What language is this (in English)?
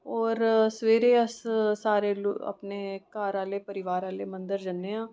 Dogri